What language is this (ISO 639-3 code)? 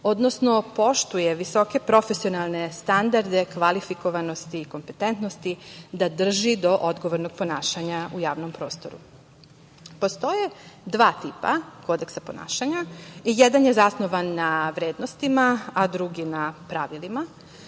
srp